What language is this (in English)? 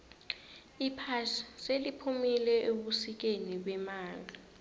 South Ndebele